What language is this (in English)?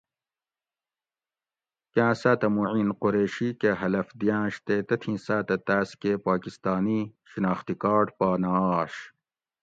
Gawri